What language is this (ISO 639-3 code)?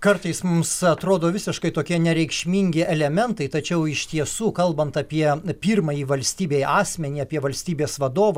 lit